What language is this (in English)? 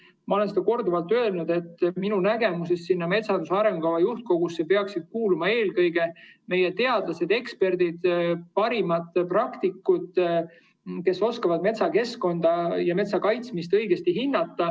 Estonian